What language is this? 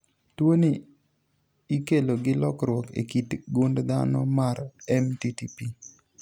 Luo (Kenya and Tanzania)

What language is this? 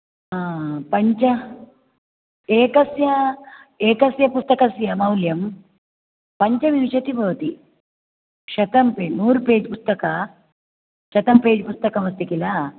Sanskrit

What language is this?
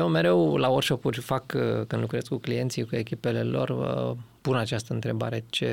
Romanian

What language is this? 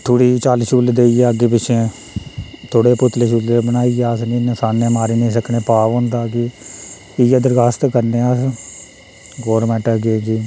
Dogri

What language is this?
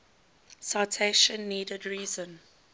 English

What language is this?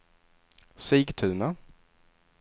Swedish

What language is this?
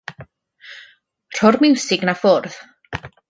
Welsh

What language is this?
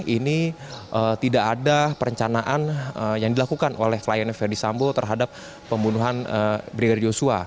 Indonesian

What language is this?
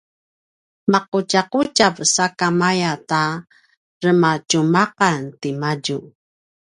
Paiwan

